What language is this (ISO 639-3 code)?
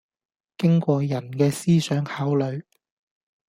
yue